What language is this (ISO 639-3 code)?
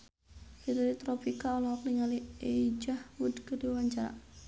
sun